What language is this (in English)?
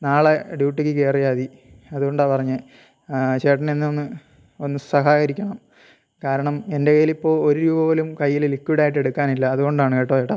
Malayalam